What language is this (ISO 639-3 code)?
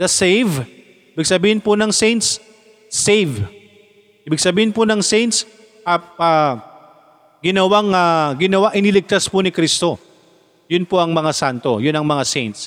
fil